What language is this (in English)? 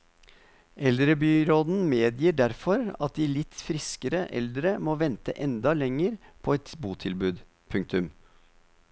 Norwegian